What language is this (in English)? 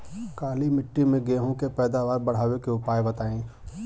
Bhojpuri